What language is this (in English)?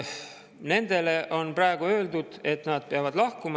Estonian